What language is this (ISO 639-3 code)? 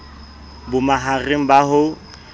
sot